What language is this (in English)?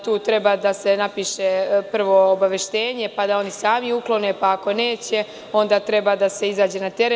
Serbian